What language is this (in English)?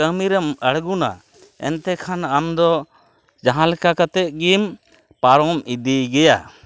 Santali